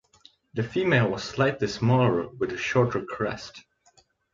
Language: English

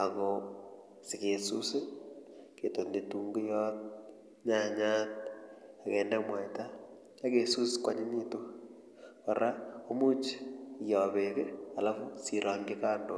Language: Kalenjin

